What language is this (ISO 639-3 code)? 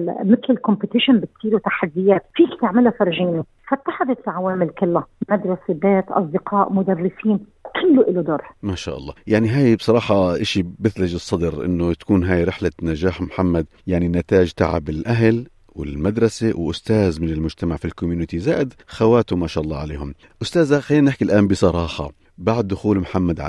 ara